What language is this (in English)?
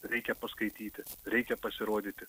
Lithuanian